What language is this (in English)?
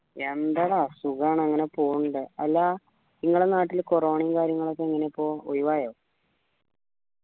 Malayalam